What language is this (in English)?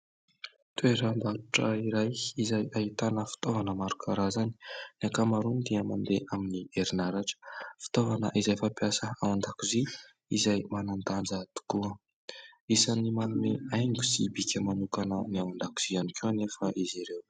Malagasy